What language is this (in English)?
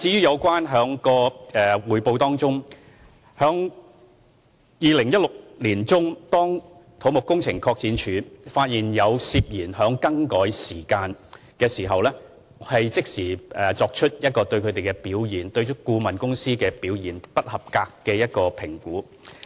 Cantonese